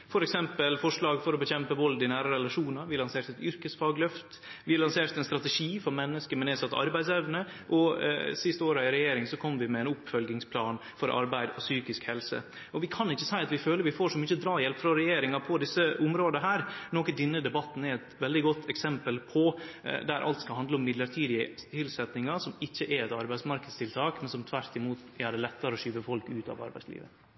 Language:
Norwegian Nynorsk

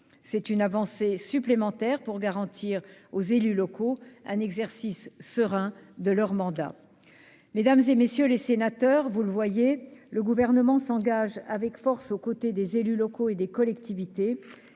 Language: French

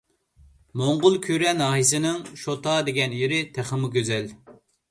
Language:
Uyghur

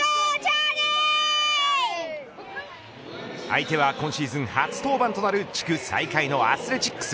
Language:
Japanese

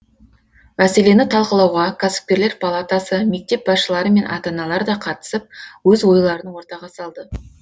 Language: Kazakh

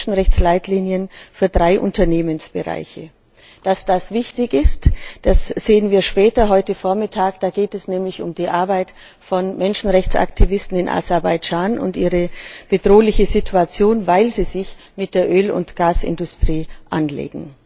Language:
German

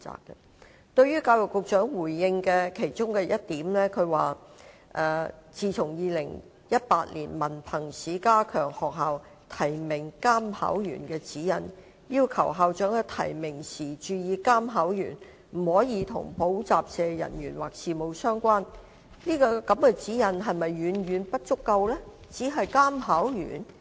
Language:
Cantonese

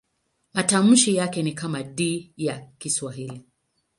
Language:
Swahili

